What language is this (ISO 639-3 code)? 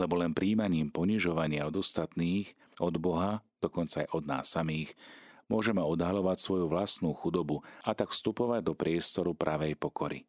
slk